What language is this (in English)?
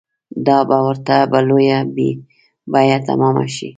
Pashto